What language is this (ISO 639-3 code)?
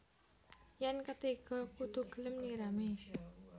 jav